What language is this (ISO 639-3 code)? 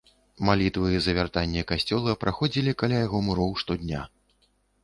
bel